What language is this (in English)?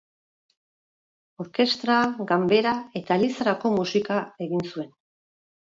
Basque